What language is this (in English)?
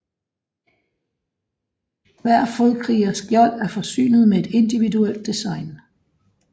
Danish